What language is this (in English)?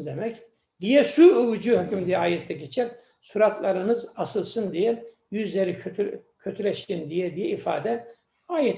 Turkish